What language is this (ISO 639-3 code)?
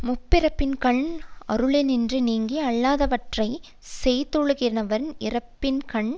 tam